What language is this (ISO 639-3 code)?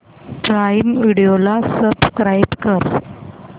mar